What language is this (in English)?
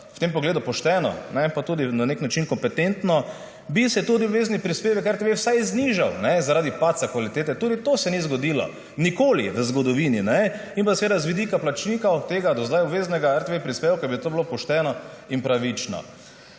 Slovenian